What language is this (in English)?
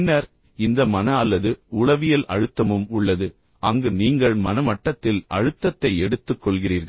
Tamil